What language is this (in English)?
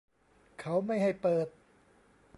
Thai